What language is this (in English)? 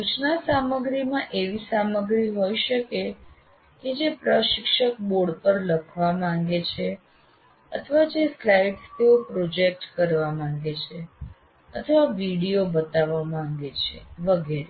Gujarati